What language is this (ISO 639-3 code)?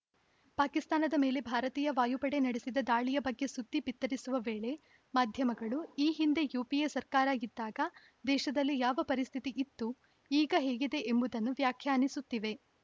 kan